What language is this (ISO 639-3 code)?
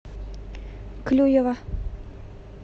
rus